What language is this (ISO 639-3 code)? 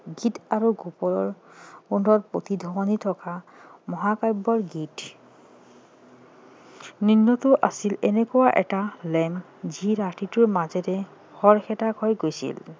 asm